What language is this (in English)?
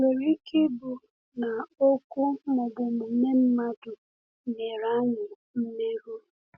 Igbo